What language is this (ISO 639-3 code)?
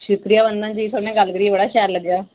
doi